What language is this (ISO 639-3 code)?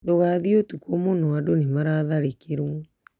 kik